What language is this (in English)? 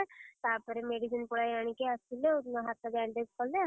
Odia